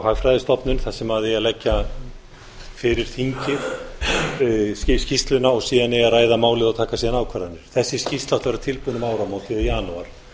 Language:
Icelandic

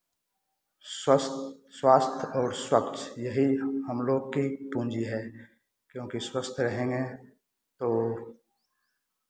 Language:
Hindi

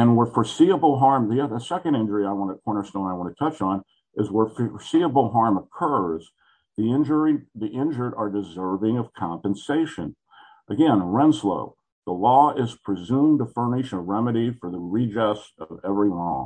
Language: English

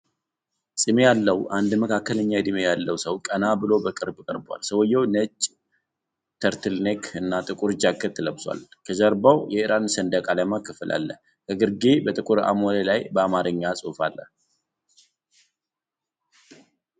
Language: Amharic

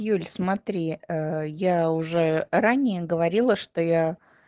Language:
Russian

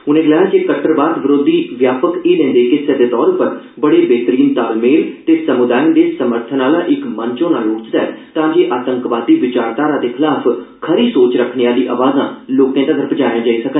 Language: Dogri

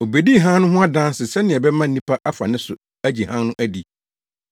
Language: Akan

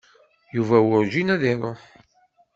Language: Kabyle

